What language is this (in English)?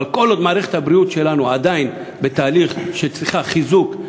Hebrew